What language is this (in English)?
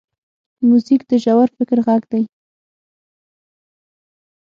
Pashto